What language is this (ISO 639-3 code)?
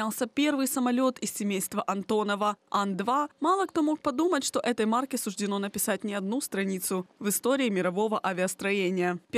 rus